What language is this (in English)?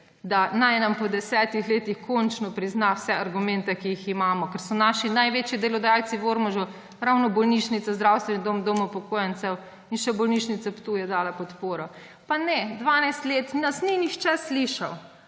Slovenian